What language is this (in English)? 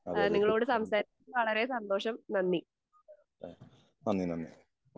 Malayalam